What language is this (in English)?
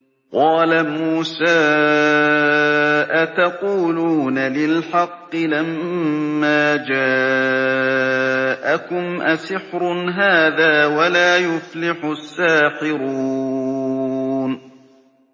Arabic